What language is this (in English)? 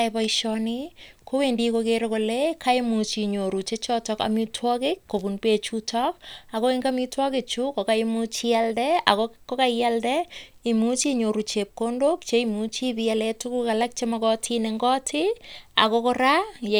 Kalenjin